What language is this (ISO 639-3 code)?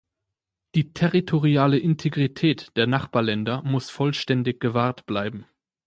deu